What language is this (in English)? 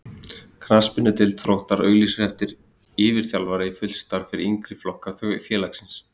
Icelandic